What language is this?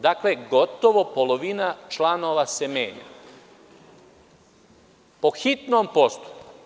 Serbian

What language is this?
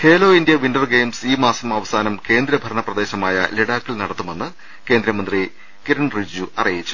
Malayalam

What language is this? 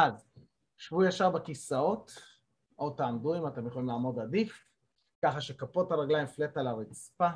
Hebrew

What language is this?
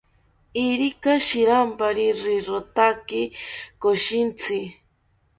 South Ucayali Ashéninka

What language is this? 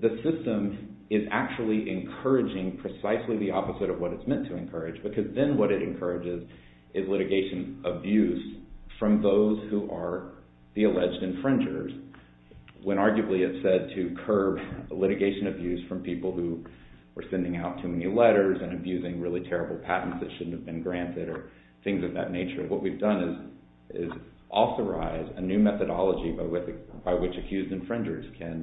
English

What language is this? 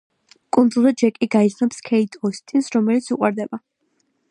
Georgian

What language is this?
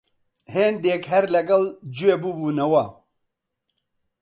Central Kurdish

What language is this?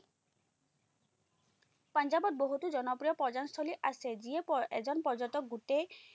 Assamese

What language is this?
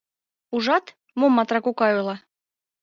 Mari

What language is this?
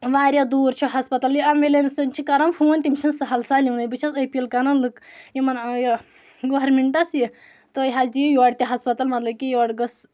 Kashmiri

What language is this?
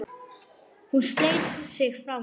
Icelandic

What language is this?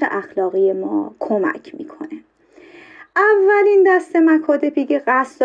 Persian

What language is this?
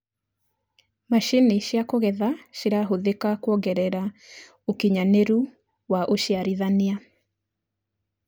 Kikuyu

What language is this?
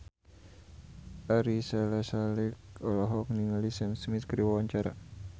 Sundanese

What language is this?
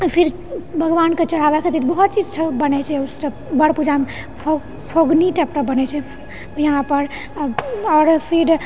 Maithili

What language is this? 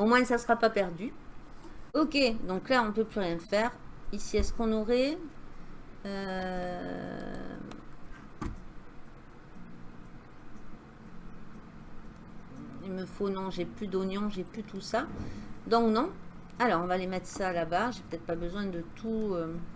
French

